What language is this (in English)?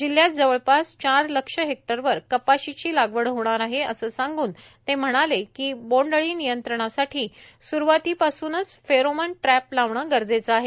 Marathi